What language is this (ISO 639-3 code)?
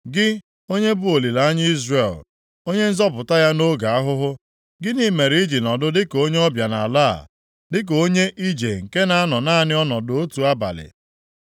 ibo